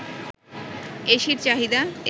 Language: Bangla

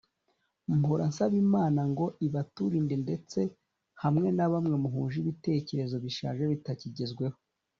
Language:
Kinyarwanda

